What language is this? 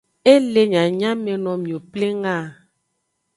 Aja (Benin)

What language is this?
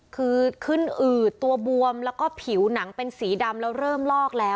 Thai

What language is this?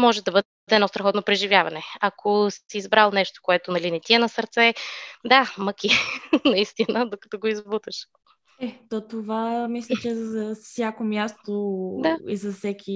Bulgarian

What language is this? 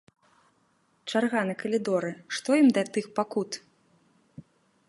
Belarusian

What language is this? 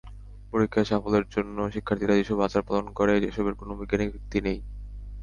Bangla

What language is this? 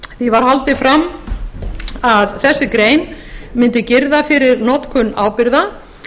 Icelandic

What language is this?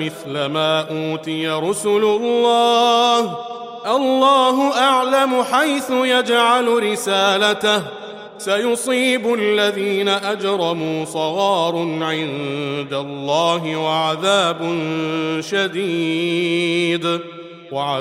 Arabic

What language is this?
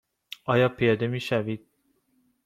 Persian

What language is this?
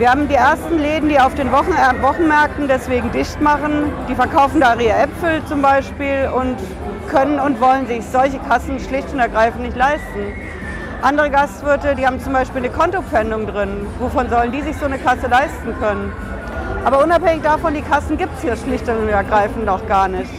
German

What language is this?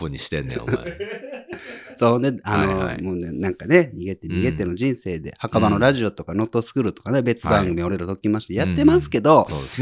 Japanese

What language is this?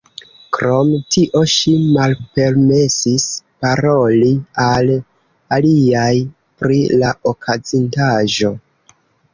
Esperanto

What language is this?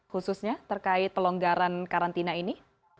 Indonesian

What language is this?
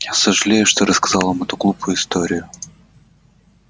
Russian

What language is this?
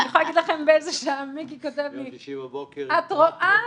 Hebrew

